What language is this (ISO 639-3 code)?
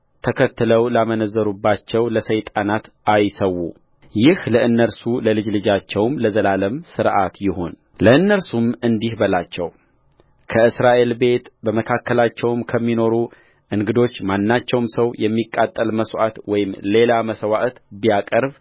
amh